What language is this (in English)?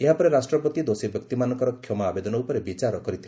Odia